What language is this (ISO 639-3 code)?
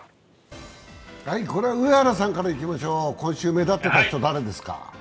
jpn